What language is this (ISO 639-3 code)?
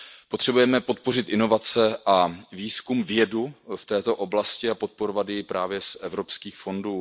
ces